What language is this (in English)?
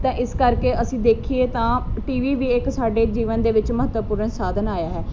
Punjabi